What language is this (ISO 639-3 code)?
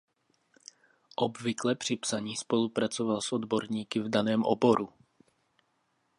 ces